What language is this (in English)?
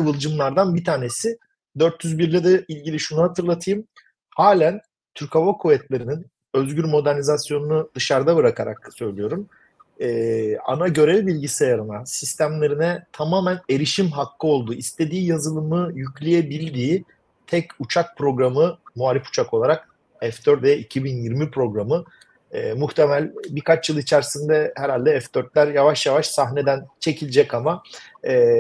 Turkish